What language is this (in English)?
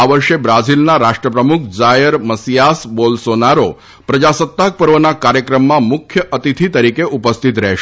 Gujarati